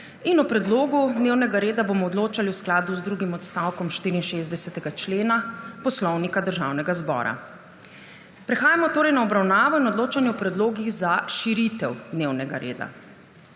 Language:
Slovenian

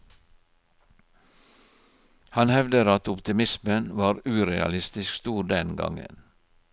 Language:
Norwegian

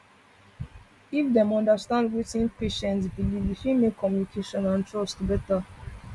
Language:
Nigerian Pidgin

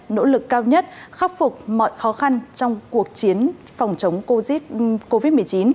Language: Vietnamese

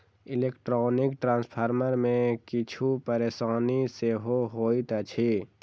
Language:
Maithili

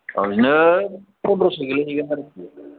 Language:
Bodo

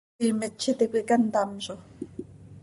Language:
Seri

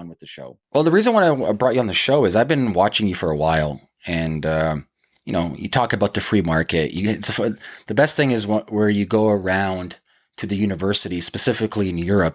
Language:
English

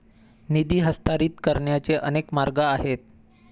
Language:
Marathi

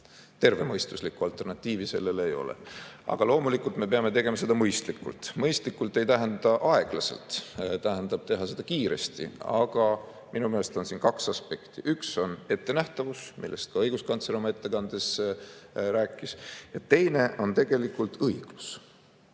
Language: Estonian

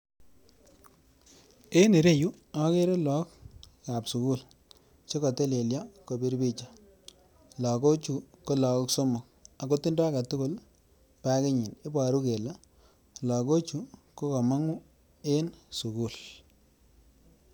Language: Kalenjin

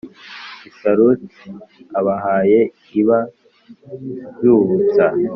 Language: Kinyarwanda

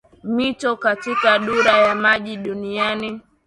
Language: Swahili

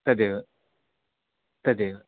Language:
Sanskrit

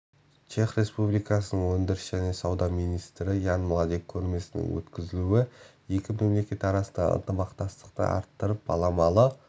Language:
Kazakh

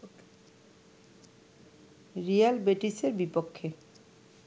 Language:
Bangla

